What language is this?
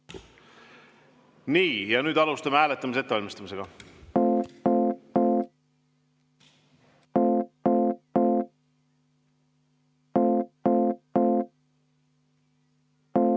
Estonian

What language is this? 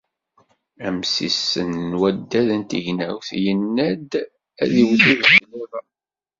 Kabyle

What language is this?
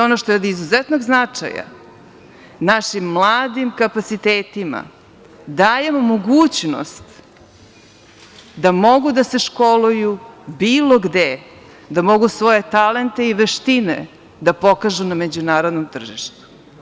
Serbian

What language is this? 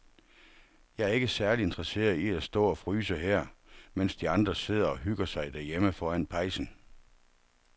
Danish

